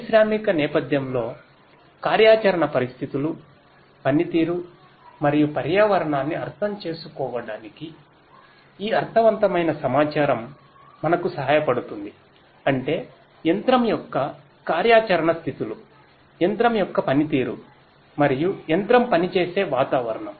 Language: Telugu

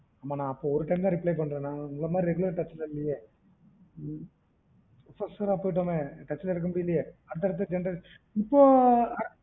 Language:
Tamil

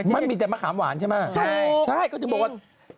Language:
Thai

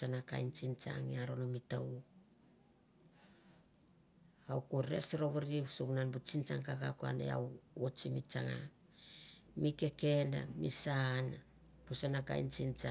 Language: Mandara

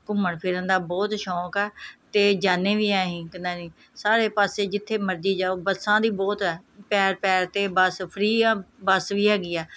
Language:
Punjabi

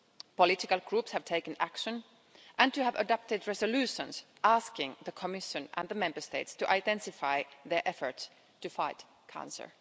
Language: English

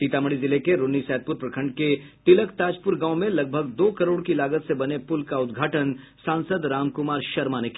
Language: Hindi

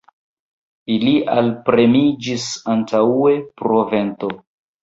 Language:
Esperanto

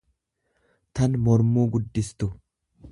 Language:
Oromo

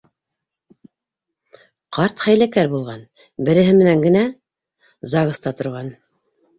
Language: Bashkir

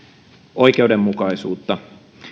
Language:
Finnish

